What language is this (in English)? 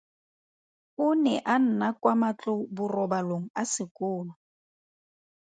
Tswana